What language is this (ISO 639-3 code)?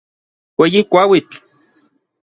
nlv